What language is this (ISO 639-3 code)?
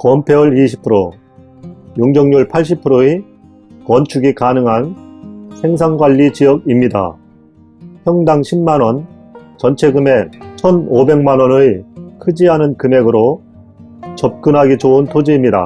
kor